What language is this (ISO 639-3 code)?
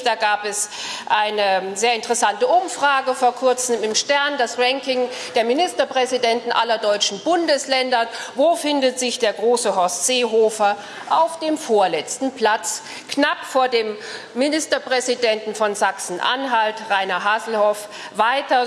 deu